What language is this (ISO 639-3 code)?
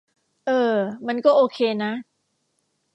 tha